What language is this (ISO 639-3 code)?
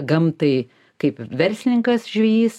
lit